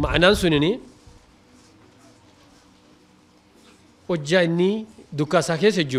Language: Arabic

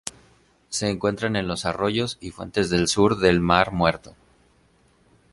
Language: Spanish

